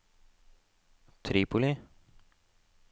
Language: Norwegian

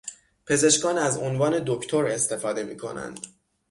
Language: Persian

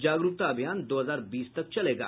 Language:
Hindi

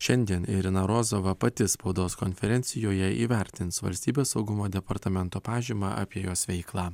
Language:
Lithuanian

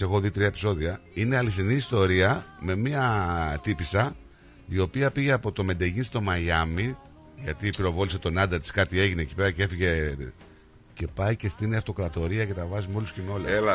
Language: Greek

